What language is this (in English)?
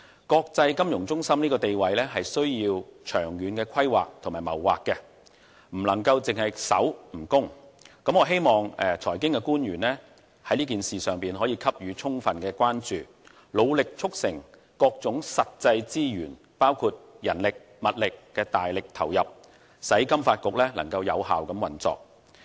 Cantonese